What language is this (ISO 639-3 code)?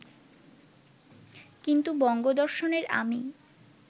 ben